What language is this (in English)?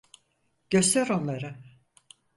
Turkish